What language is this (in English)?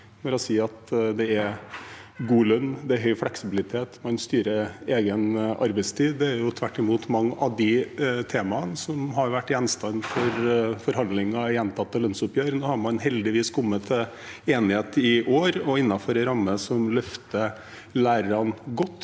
Norwegian